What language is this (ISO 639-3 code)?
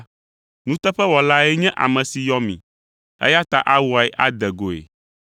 ewe